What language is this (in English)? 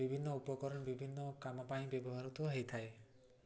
Odia